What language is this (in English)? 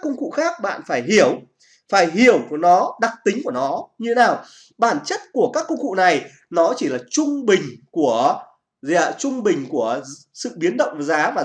Vietnamese